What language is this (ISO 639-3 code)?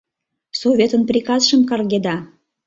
chm